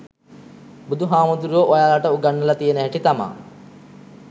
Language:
Sinhala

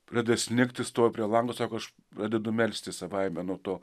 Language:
Lithuanian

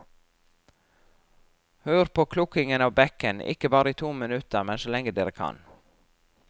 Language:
Norwegian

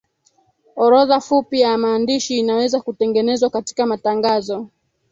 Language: Swahili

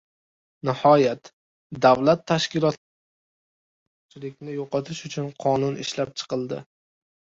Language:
Uzbek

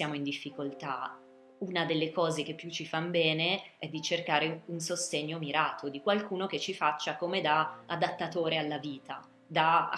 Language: Italian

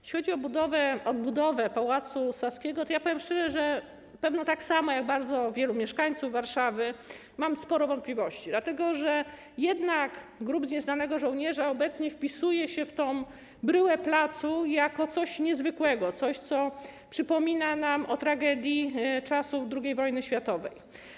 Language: Polish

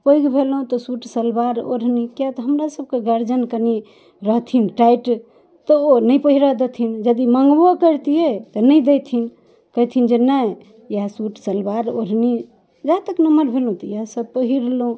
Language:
Maithili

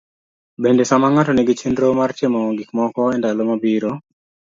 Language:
Luo (Kenya and Tanzania)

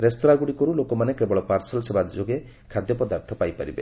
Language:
Odia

